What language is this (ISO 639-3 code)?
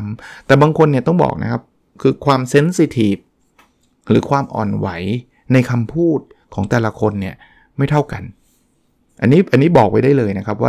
tha